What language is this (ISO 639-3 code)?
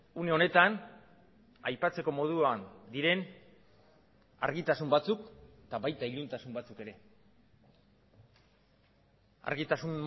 eus